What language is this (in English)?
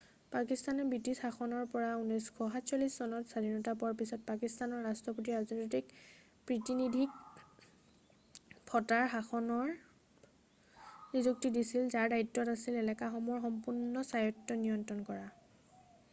Assamese